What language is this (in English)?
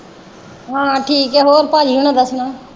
Punjabi